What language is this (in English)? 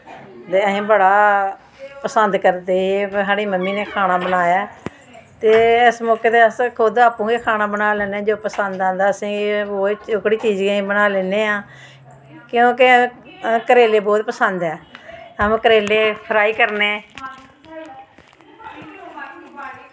Dogri